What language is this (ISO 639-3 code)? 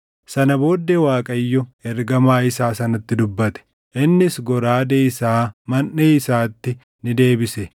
orm